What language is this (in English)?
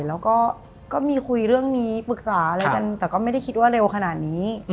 Thai